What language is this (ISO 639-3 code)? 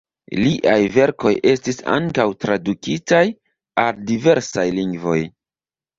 epo